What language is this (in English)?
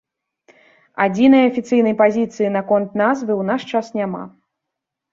Belarusian